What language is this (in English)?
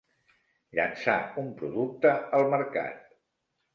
Catalan